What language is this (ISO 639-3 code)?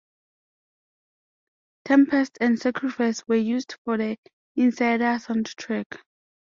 eng